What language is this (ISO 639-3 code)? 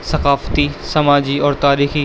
urd